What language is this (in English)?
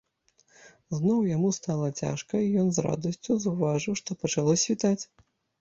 Belarusian